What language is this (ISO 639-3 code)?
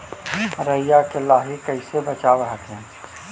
mag